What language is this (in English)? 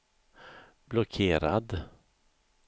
Swedish